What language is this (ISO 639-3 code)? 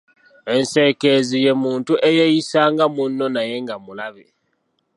lug